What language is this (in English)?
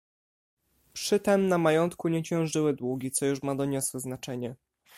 Polish